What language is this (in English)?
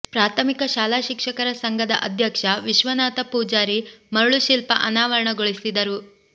Kannada